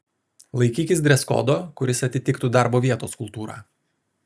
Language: Lithuanian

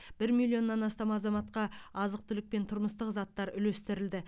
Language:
Kazakh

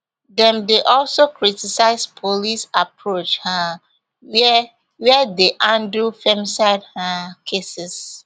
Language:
Nigerian Pidgin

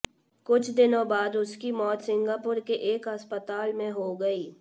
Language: Hindi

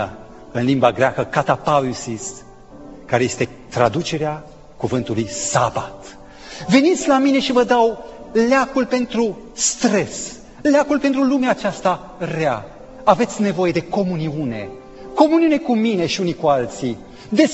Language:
Romanian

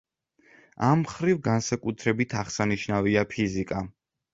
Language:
Georgian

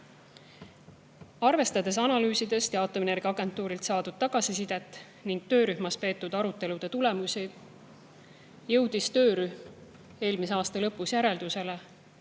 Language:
Estonian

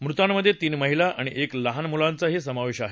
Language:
Marathi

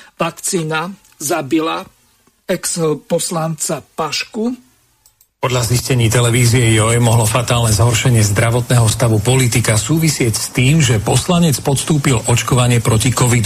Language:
Slovak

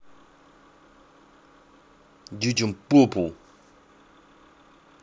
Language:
Russian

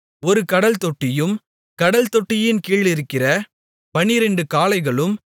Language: Tamil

